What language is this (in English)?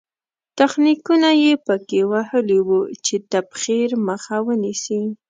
Pashto